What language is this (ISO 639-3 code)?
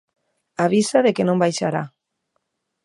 glg